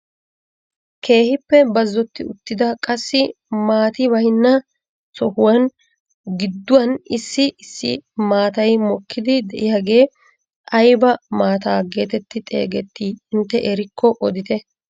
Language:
Wolaytta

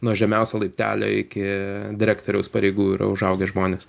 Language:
Lithuanian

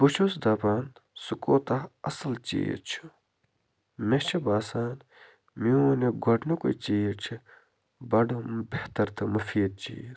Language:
Kashmiri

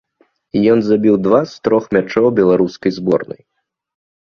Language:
Belarusian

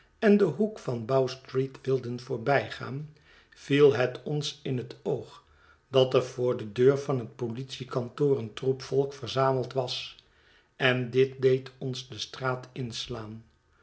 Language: Dutch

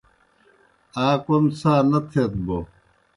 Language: Kohistani Shina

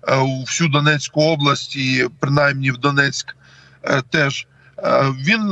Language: Ukrainian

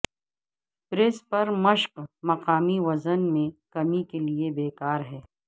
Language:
Urdu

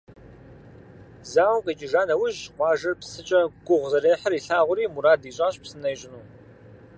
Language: Kabardian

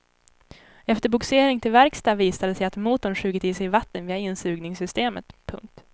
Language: Swedish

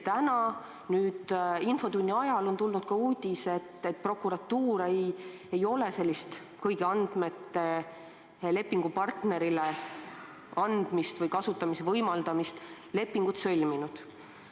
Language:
Estonian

